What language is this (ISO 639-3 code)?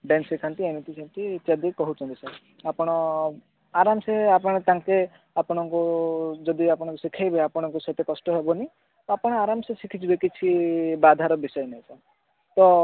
ori